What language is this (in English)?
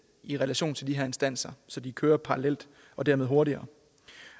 Danish